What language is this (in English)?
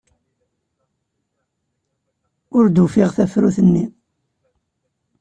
Kabyle